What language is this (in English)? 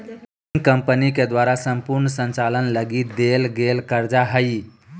Magahi